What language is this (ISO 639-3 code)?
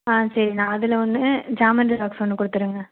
tam